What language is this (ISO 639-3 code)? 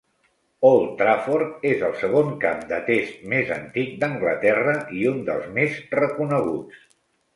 cat